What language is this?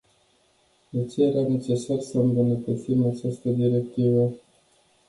Romanian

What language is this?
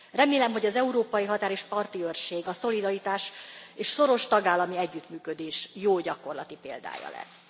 Hungarian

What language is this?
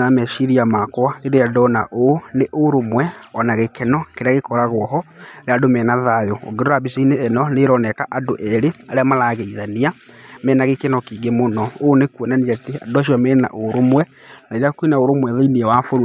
Kikuyu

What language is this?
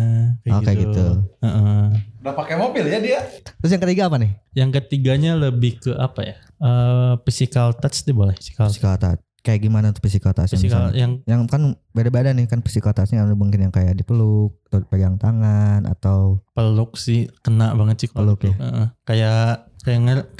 Indonesian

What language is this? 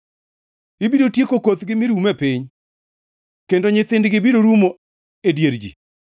Luo (Kenya and Tanzania)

